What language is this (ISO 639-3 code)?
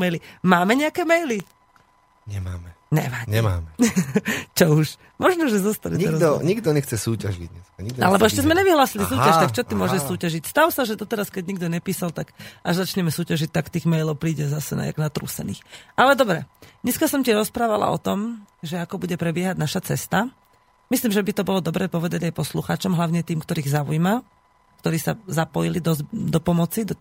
slk